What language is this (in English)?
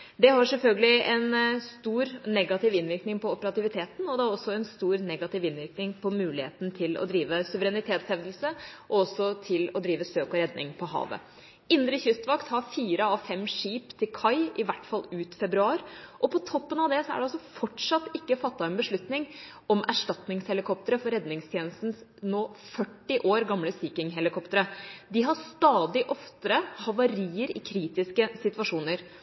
Norwegian Bokmål